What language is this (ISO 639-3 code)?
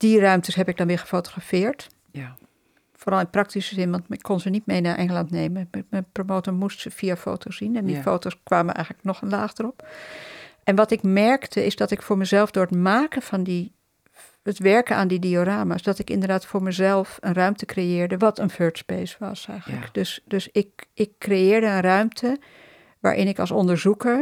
nld